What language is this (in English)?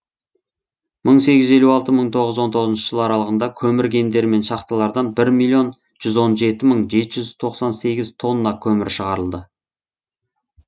Kazakh